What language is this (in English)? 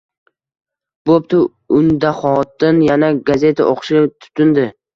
Uzbek